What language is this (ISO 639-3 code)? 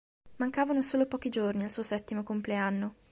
ita